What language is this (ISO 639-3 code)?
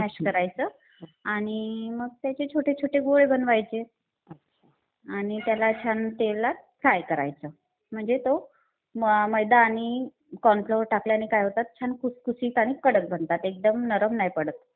mar